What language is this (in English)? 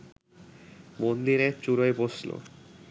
Bangla